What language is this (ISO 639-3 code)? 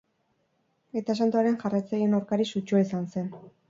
eus